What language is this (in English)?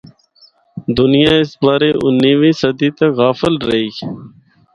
Northern Hindko